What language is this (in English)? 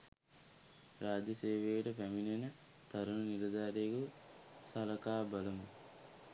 Sinhala